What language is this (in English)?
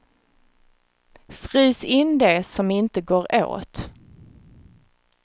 Swedish